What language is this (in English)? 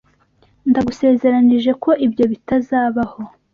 Kinyarwanda